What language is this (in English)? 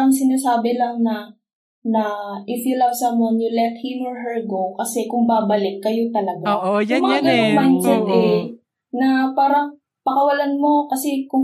Filipino